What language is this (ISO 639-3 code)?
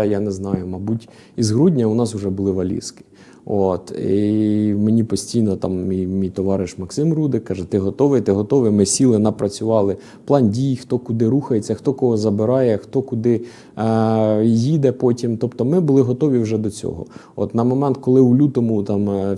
ukr